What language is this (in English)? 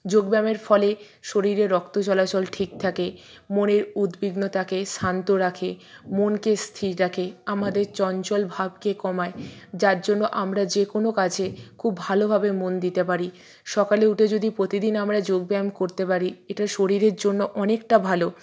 Bangla